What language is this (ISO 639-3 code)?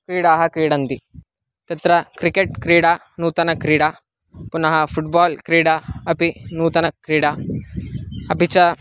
san